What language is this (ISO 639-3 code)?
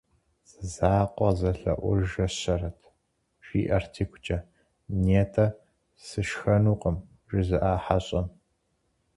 kbd